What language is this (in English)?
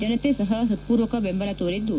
Kannada